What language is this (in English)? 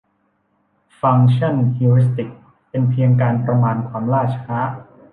Thai